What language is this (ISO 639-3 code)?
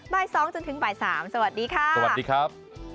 tha